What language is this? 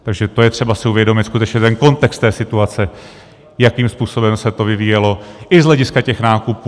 Czech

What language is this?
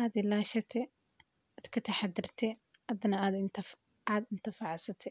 Somali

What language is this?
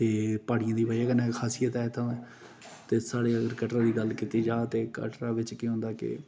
Dogri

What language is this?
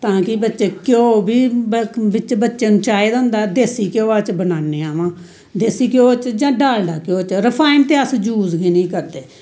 Dogri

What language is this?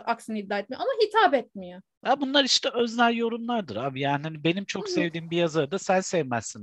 Turkish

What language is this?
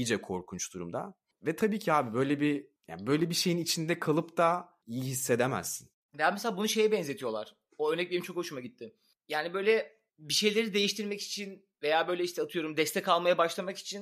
Turkish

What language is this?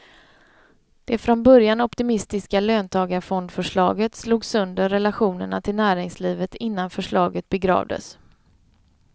Swedish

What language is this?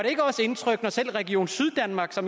Danish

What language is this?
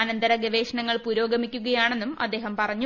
Malayalam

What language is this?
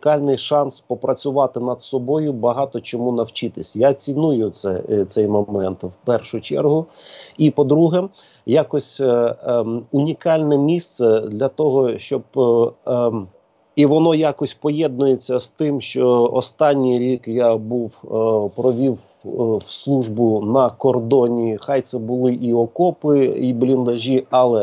Ukrainian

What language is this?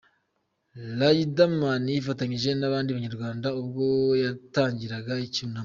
Kinyarwanda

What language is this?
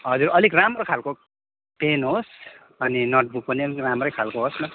Nepali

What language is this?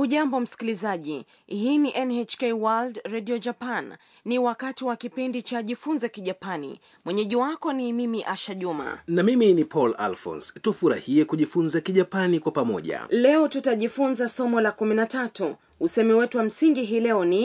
Swahili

